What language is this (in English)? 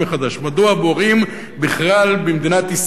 Hebrew